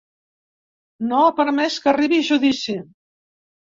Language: Catalan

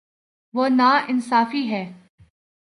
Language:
Urdu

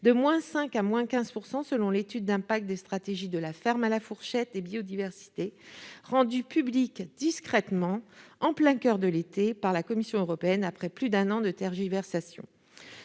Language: French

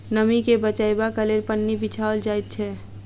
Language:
Maithili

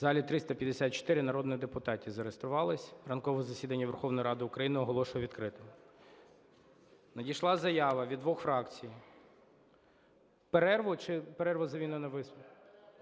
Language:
Ukrainian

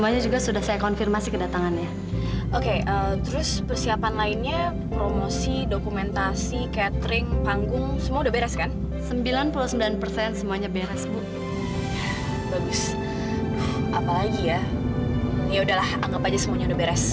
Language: Indonesian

